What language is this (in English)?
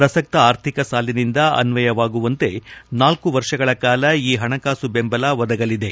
Kannada